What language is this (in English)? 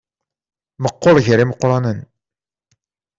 Kabyle